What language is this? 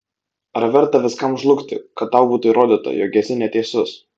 Lithuanian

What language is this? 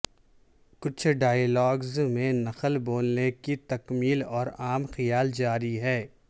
Urdu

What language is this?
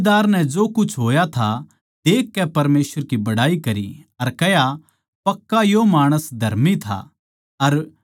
Haryanvi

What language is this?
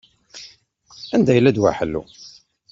Kabyle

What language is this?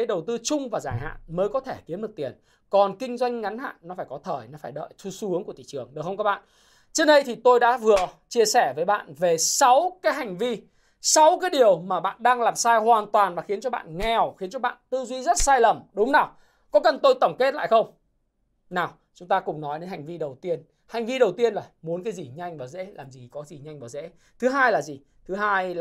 Vietnamese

